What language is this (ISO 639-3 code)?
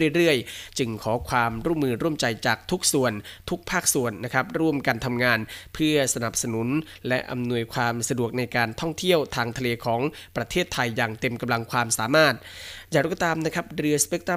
tha